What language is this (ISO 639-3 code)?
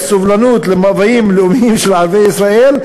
heb